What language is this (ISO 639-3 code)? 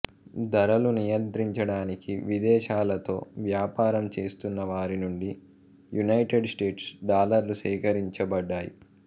tel